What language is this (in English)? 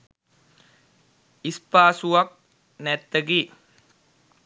Sinhala